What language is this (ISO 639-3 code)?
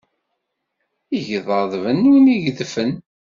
kab